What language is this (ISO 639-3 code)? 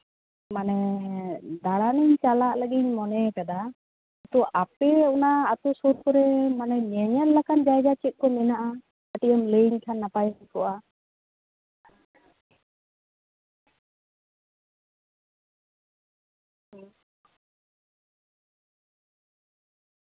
sat